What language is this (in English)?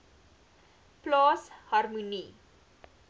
Afrikaans